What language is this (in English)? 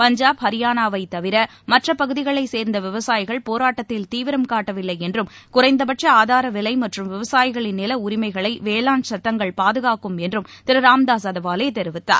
Tamil